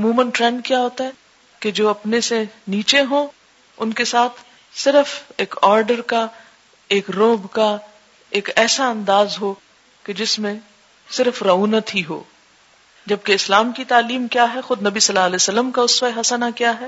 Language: Urdu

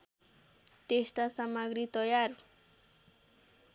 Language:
Nepali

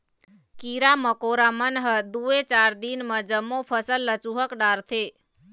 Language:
Chhattisgarhi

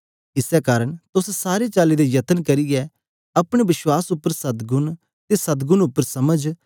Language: Dogri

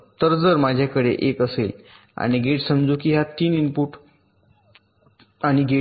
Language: Marathi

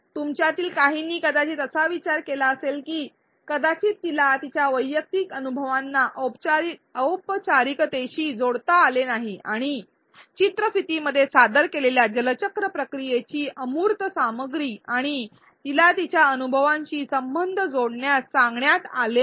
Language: Marathi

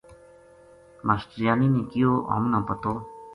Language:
Gujari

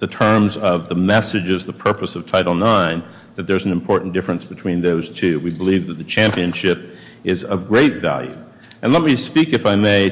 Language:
English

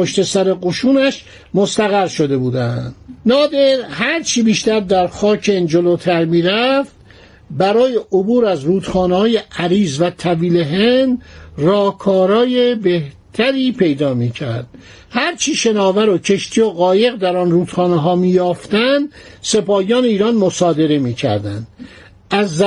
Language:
Persian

